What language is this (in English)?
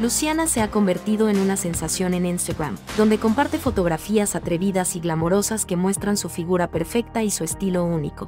Spanish